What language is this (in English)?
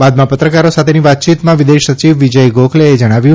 Gujarati